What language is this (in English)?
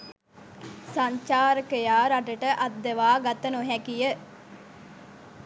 Sinhala